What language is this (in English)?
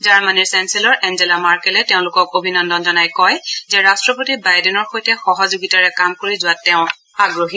Assamese